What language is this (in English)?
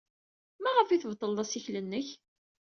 Kabyle